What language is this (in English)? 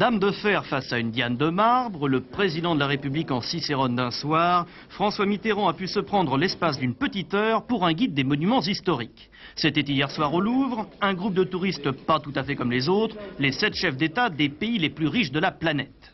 French